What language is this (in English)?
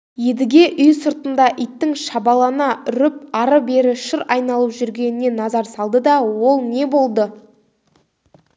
Kazakh